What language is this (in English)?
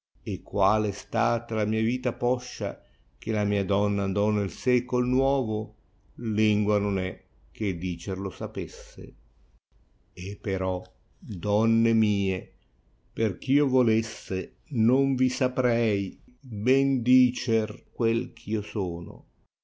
Italian